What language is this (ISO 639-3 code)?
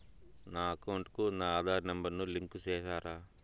tel